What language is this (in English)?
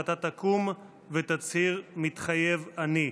Hebrew